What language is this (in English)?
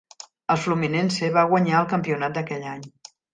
Catalan